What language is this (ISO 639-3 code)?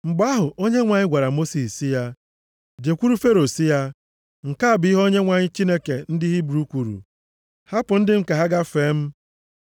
ibo